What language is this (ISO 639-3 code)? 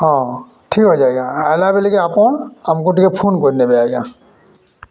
ori